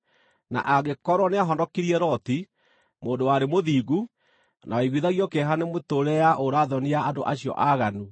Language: Kikuyu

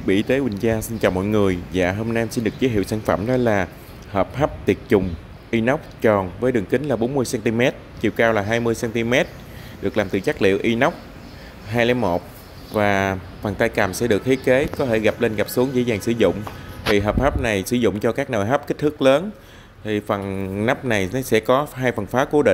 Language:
Vietnamese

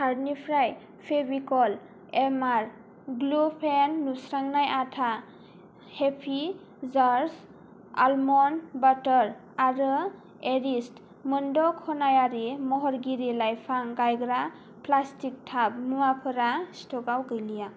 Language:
Bodo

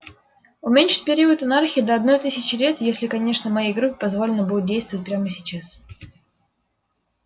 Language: Russian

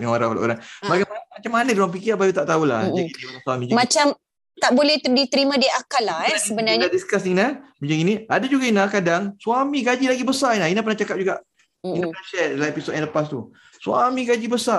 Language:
Malay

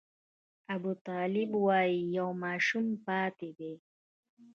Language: Pashto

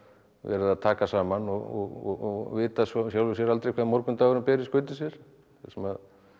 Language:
Icelandic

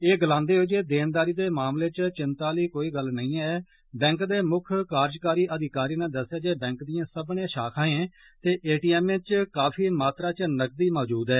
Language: Dogri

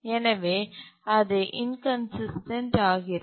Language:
Tamil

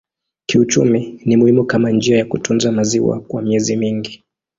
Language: Swahili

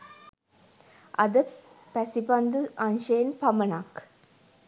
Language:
Sinhala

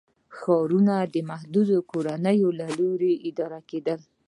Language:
Pashto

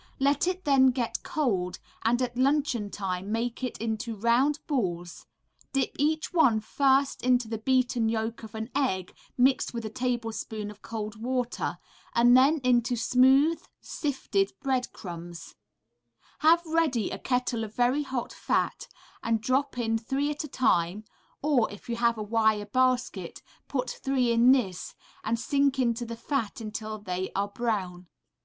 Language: English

